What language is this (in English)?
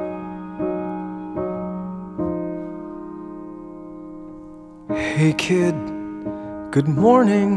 Dutch